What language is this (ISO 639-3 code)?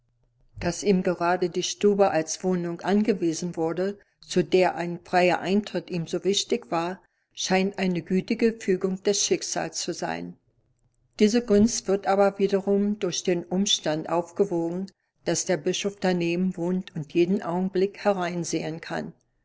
deu